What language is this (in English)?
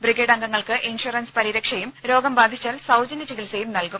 Malayalam